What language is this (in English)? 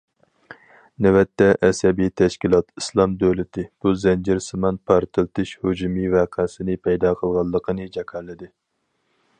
Uyghur